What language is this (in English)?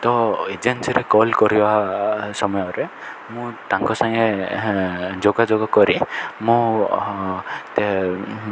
Odia